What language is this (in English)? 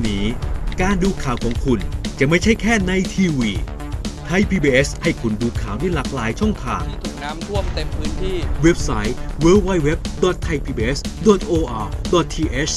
Thai